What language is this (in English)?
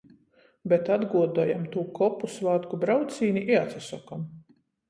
Latgalian